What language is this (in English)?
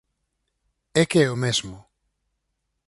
Galician